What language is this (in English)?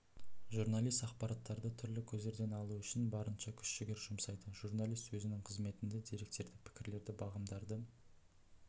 Kazakh